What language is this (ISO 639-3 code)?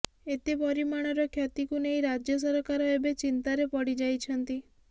ori